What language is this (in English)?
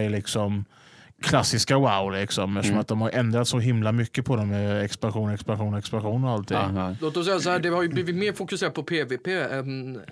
Swedish